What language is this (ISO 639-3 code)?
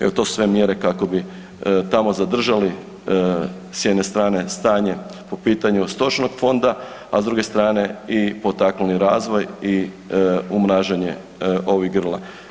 hrv